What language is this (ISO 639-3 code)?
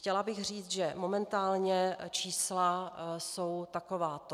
ces